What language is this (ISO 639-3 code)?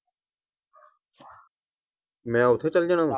pan